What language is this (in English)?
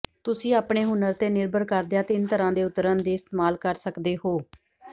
Punjabi